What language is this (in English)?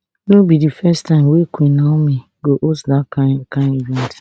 Nigerian Pidgin